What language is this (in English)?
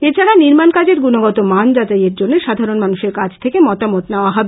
Bangla